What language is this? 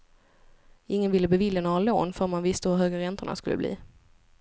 Swedish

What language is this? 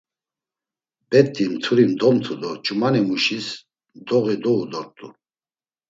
Laz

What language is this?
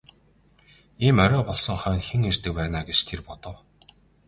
Mongolian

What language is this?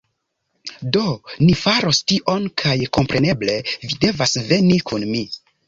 Esperanto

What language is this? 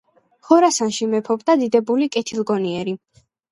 Georgian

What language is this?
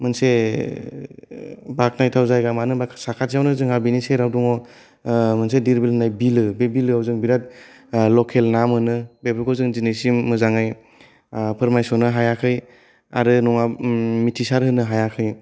Bodo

